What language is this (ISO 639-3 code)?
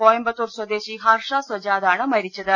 mal